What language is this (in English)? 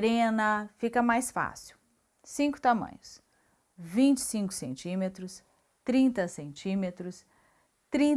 Portuguese